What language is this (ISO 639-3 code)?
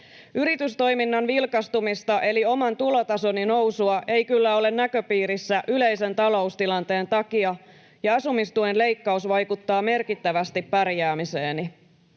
fin